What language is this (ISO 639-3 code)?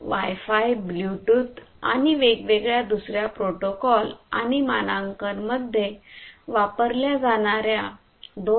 mar